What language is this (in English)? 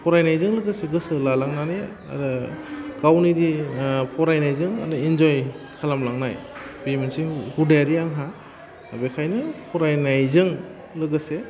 Bodo